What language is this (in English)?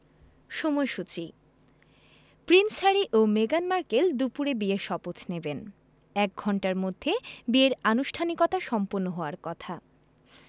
Bangla